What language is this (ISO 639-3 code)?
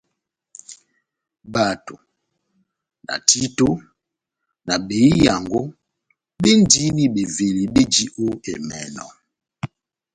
bnm